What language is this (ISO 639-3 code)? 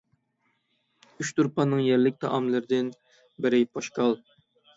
uig